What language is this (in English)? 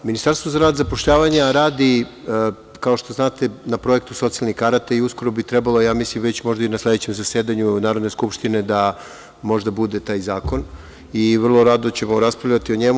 Serbian